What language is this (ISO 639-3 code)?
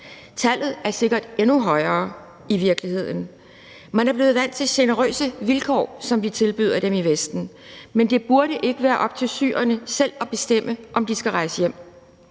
dan